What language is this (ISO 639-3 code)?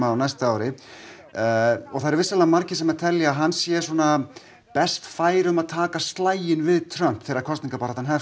isl